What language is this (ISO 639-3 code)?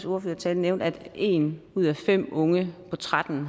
dan